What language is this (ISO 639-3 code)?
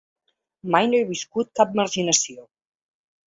cat